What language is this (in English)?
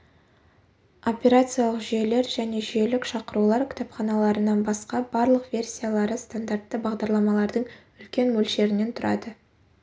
Kazakh